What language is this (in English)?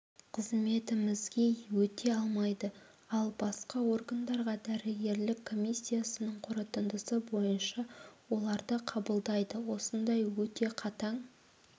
Kazakh